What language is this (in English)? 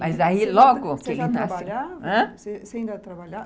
Portuguese